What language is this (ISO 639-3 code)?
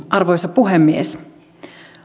fin